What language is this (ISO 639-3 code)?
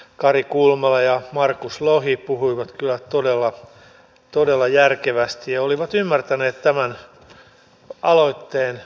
fin